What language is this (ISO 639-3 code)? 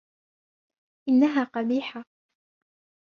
ara